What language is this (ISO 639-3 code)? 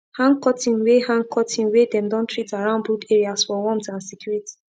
pcm